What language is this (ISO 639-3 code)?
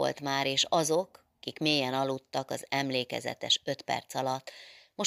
hun